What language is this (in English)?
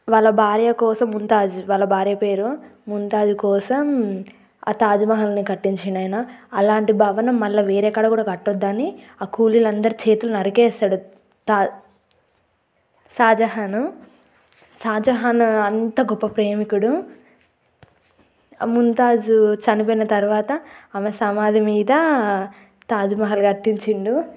Telugu